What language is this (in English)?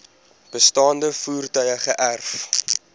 Afrikaans